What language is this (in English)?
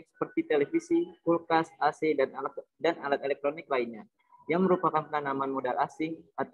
Indonesian